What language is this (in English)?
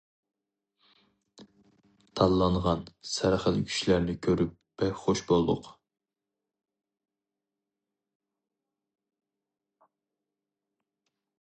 Uyghur